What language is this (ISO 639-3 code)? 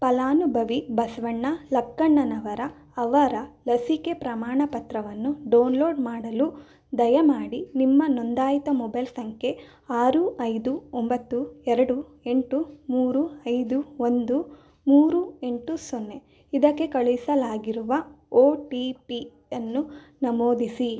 kan